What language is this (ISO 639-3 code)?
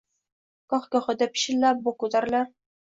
uzb